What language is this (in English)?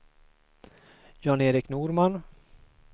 Swedish